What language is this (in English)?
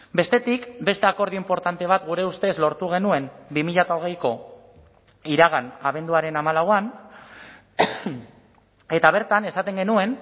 Basque